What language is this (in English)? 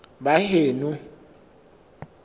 Southern Sotho